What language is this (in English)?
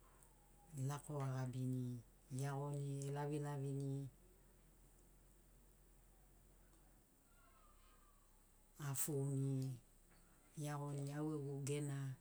Sinaugoro